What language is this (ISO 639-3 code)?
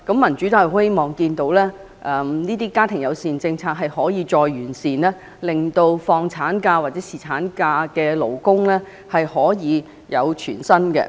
yue